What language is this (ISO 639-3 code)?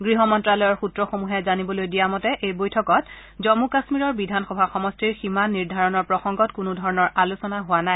asm